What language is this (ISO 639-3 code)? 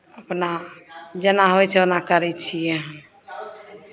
mai